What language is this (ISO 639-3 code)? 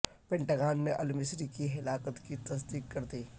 urd